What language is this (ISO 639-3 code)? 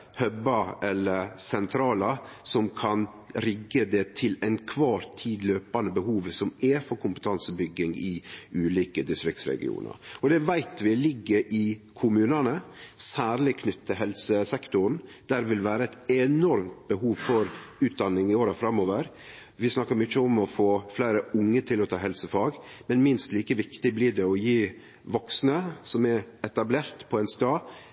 nno